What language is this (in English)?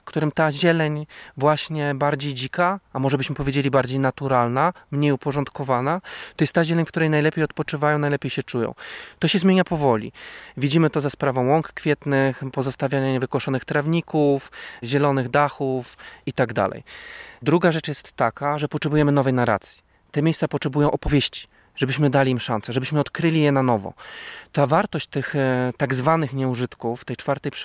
Polish